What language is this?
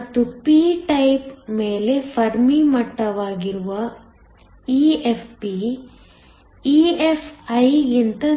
Kannada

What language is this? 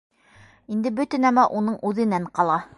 Bashkir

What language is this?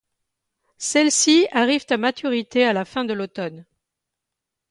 French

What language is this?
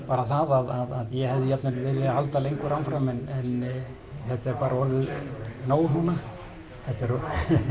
Icelandic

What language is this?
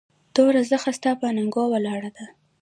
Pashto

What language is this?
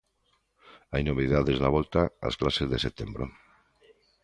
Galician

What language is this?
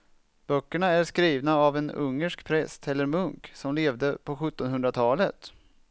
Swedish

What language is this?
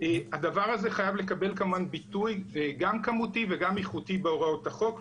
Hebrew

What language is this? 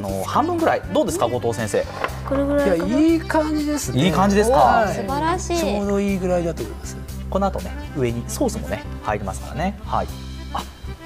Japanese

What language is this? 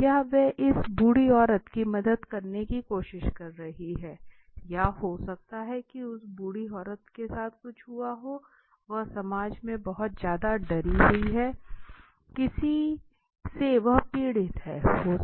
Hindi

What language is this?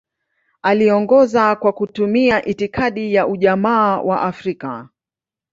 Swahili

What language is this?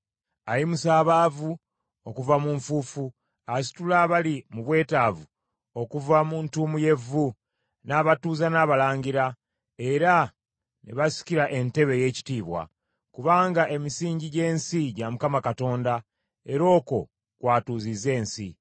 Ganda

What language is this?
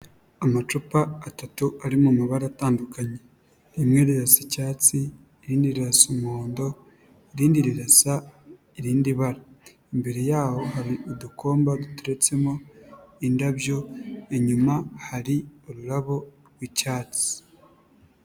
Kinyarwanda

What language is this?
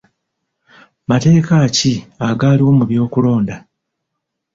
Ganda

